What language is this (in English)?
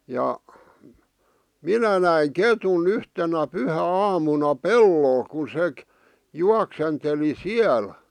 Finnish